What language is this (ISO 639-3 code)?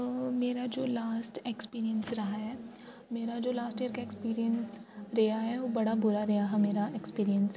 doi